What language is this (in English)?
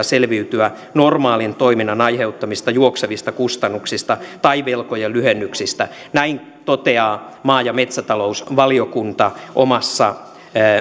Finnish